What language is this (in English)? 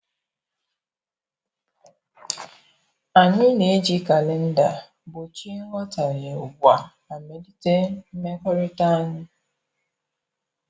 Igbo